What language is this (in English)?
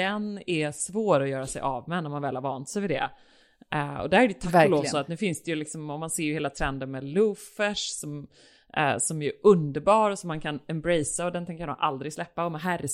Swedish